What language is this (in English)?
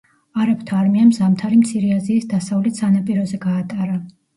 Georgian